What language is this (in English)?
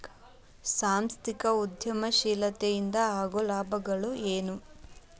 Kannada